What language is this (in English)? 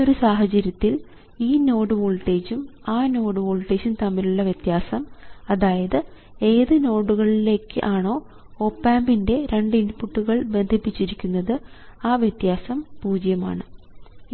Malayalam